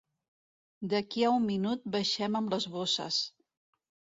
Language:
Catalan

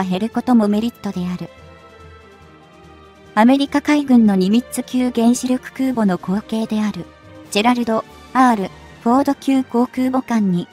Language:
Japanese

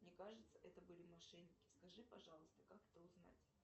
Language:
Russian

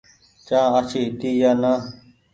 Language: Goaria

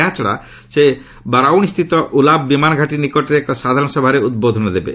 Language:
Odia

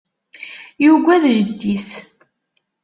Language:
Kabyle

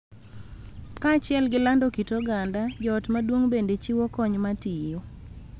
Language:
Luo (Kenya and Tanzania)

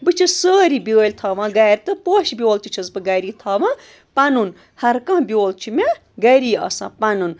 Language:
Kashmiri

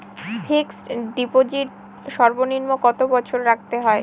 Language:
Bangla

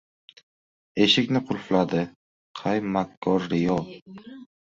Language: Uzbek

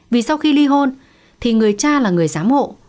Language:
Vietnamese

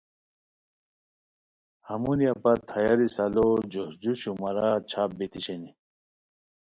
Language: Khowar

